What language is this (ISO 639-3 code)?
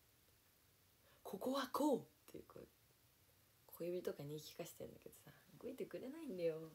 jpn